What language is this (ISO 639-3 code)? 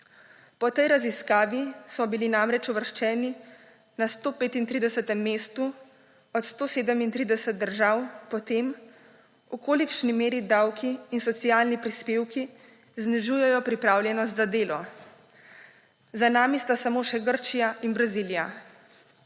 slv